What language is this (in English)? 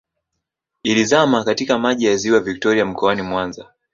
Swahili